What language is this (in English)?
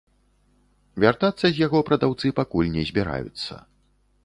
Belarusian